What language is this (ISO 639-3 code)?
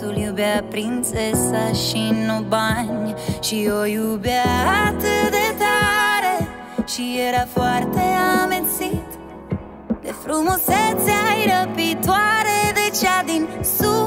ron